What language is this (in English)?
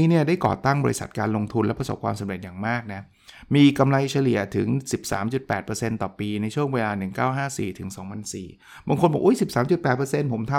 Thai